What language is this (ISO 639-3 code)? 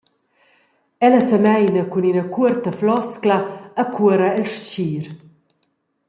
roh